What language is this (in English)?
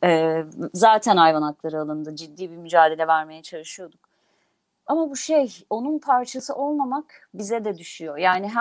Turkish